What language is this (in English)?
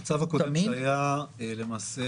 Hebrew